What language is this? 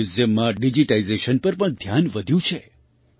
Gujarati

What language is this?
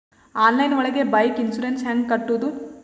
Kannada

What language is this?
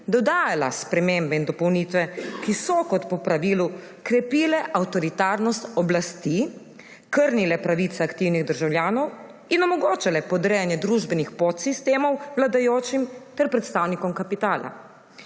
Slovenian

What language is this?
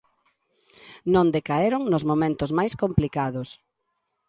Galician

